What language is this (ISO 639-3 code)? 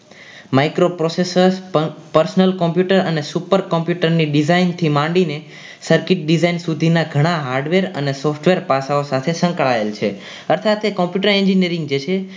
guj